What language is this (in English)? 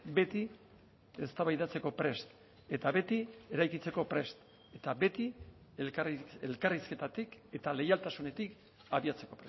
Basque